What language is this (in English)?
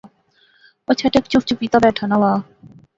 Pahari-Potwari